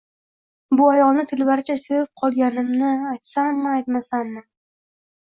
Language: Uzbek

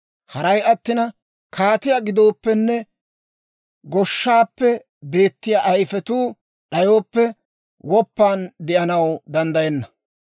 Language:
Dawro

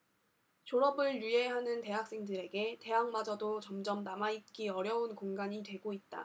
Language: Korean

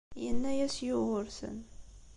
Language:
Kabyle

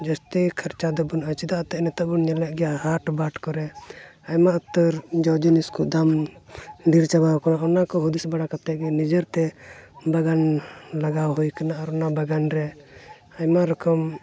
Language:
Santali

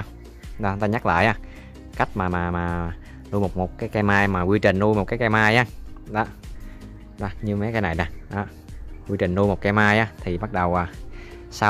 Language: Vietnamese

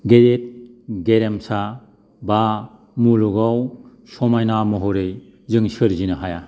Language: Bodo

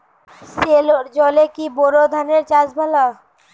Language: Bangla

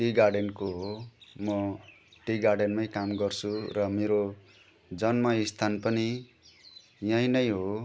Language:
Nepali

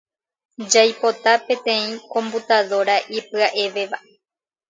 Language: Guarani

